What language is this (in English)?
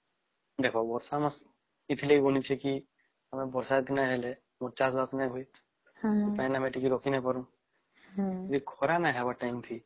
Odia